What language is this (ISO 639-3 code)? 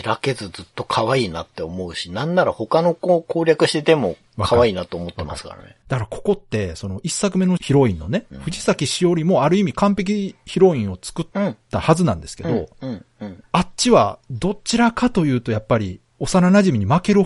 jpn